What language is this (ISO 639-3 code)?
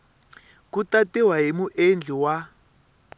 tso